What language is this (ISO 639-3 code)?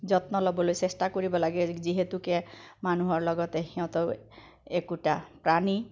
asm